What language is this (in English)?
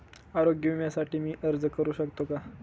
Marathi